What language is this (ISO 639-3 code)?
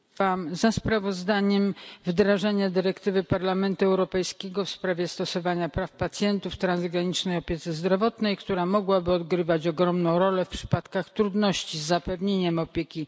pol